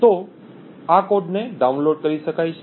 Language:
Gujarati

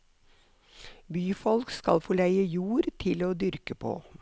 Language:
Norwegian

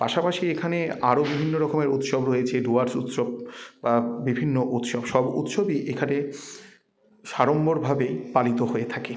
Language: Bangla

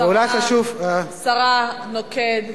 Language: Hebrew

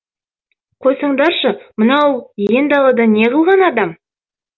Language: Kazakh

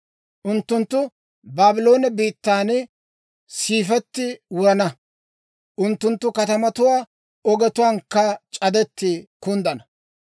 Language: Dawro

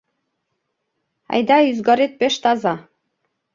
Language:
Mari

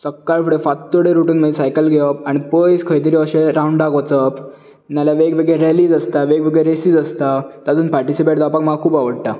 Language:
Konkani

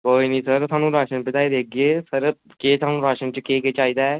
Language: Dogri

